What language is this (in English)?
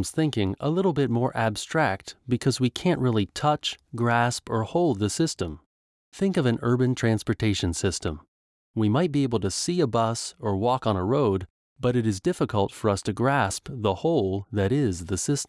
English